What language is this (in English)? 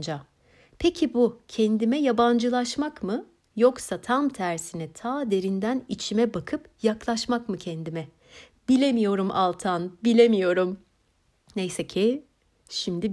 Turkish